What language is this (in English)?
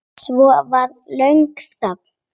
Icelandic